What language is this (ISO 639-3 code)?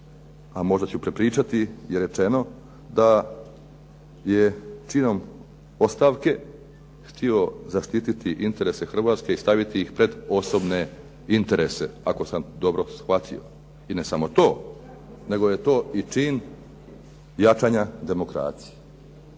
hrv